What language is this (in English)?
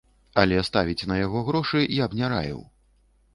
Belarusian